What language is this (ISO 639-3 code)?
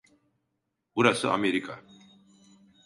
tur